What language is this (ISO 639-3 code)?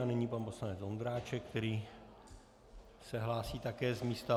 ces